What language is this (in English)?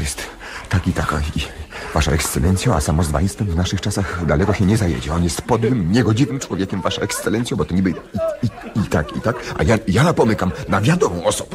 Polish